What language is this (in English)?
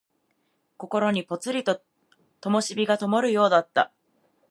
Japanese